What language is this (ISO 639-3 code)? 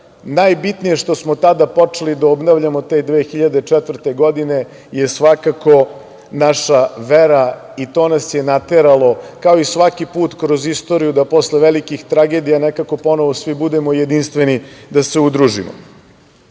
srp